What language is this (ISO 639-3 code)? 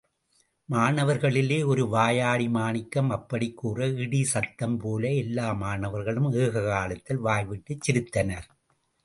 tam